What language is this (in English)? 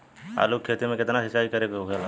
Bhojpuri